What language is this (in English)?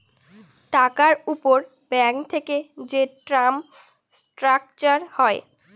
Bangla